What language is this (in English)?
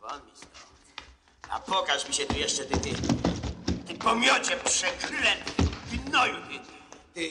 Polish